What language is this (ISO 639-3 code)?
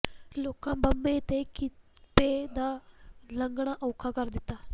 pan